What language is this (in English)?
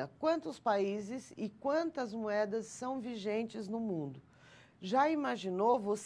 Portuguese